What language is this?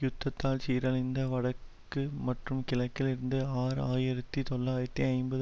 Tamil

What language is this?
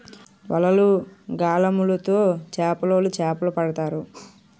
Telugu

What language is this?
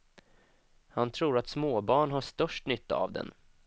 Swedish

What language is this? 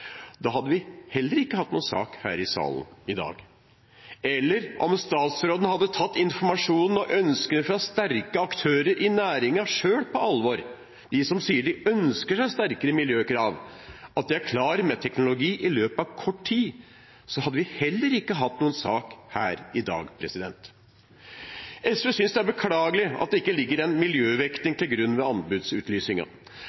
Norwegian Bokmål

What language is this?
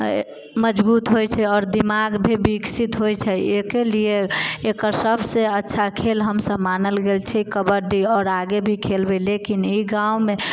Maithili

